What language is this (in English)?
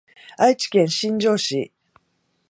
Japanese